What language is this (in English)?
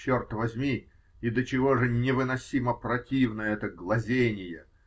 Russian